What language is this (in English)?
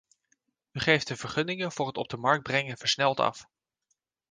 Dutch